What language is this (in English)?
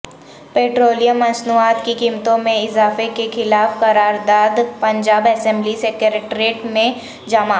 Urdu